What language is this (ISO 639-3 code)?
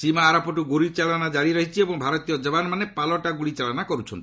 ori